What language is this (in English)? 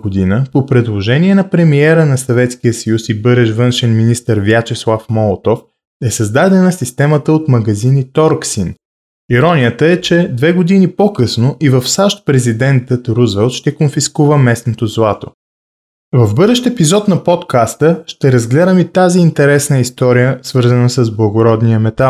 Bulgarian